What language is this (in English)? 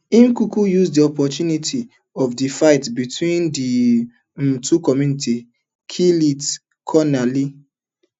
Nigerian Pidgin